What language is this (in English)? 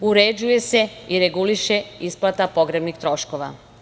Serbian